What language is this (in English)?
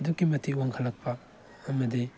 Manipuri